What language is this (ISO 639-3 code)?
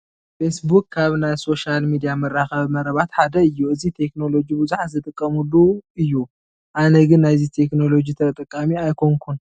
tir